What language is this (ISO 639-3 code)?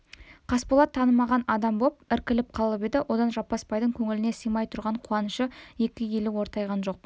kaz